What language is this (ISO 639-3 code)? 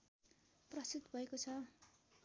nep